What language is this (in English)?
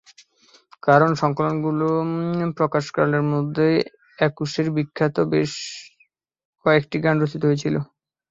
Bangla